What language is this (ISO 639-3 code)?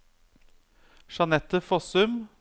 nor